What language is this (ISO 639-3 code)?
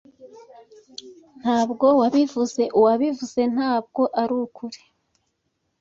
kin